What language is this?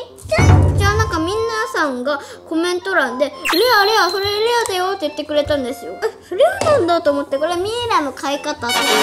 Japanese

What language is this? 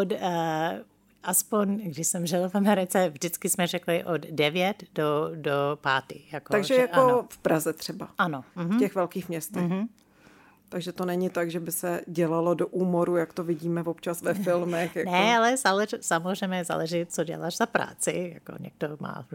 Czech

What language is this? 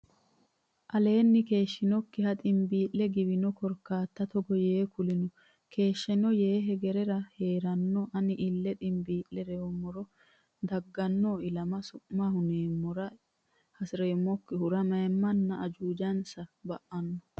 Sidamo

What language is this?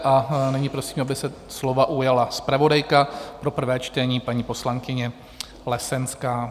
Czech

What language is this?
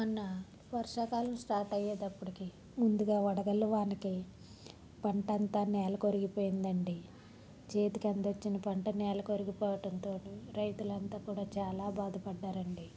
Telugu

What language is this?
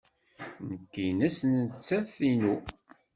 Kabyle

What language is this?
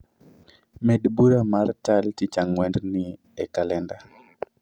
Luo (Kenya and Tanzania)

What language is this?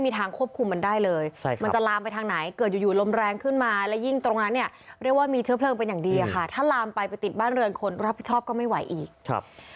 Thai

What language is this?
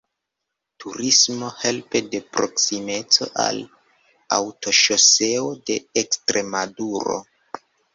Esperanto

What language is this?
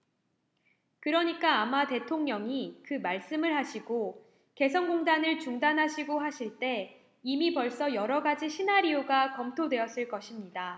Korean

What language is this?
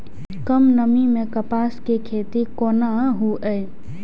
Maithili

